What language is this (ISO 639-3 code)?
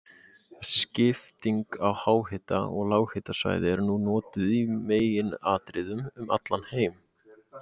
isl